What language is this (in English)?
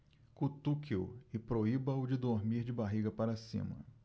Portuguese